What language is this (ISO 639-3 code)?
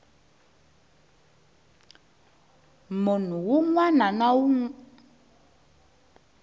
tso